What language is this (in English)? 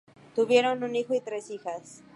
Spanish